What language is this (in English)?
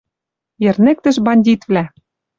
Western Mari